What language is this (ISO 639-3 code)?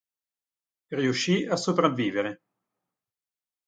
ita